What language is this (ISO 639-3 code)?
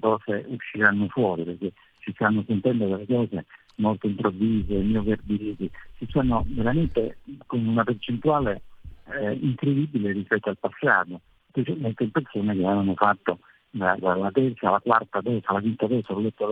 ita